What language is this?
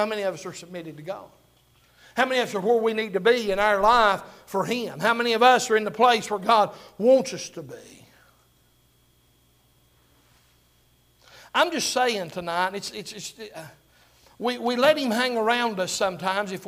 English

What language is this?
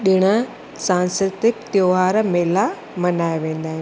Sindhi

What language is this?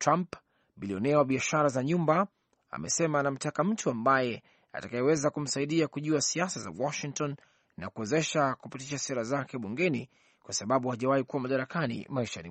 Swahili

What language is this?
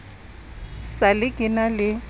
Southern Sotho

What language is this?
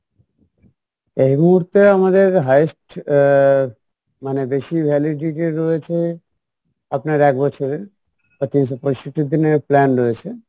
Bangla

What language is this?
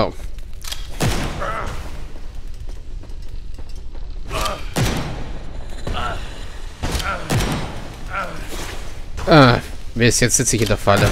German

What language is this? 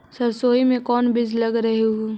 Magahi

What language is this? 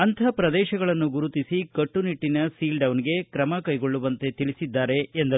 Kannada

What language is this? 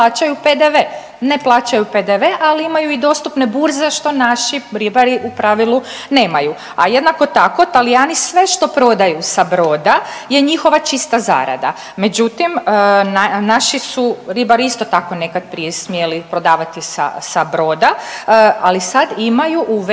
Croatian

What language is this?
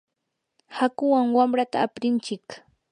Yanahuanca Pasco Quechua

